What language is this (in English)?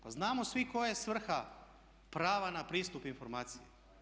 Croatian